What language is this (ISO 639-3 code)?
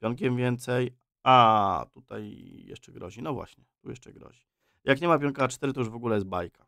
pol